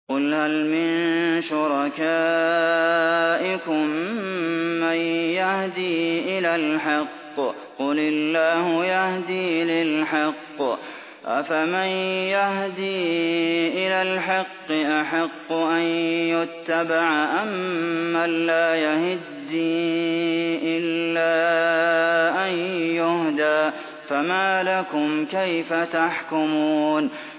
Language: Arabic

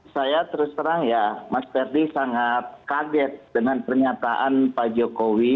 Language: Indonesian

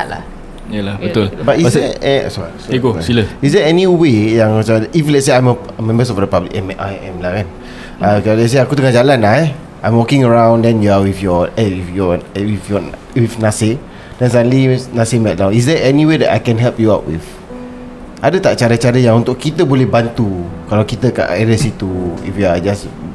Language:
Malay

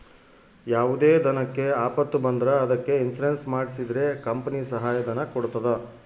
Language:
Kannada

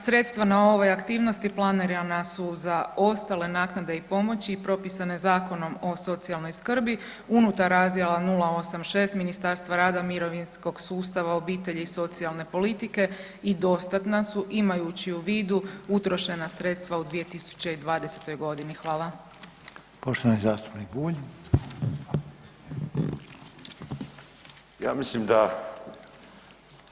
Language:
Croatian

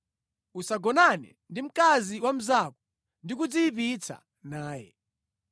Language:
Nyanja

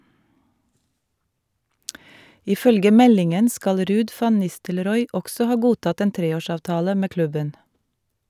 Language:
Norwegian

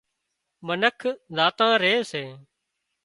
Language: Wadiyara Koli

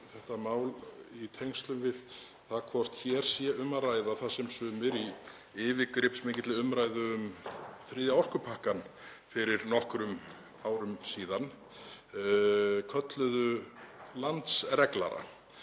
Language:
Icelandic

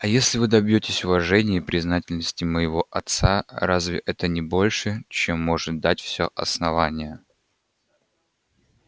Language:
Russian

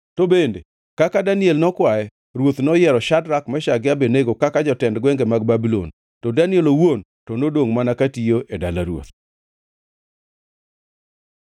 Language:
Luo (Kenya and Tanzania)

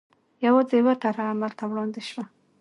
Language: Pashto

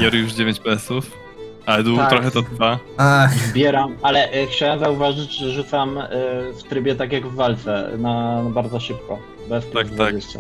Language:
Polish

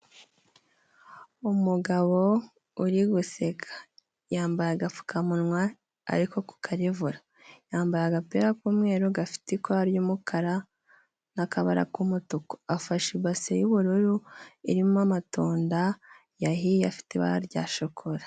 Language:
Kinyarwanda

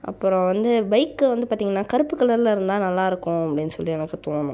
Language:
Tamil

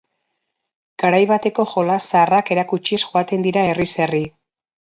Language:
Basque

